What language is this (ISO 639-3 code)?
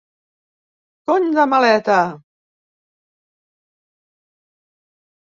cat